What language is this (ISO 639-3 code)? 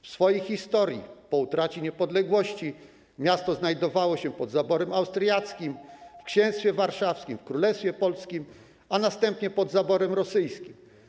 pol